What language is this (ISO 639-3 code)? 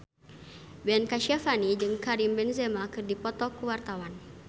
sun